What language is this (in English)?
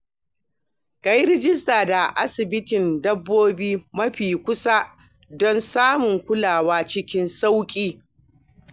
Hausa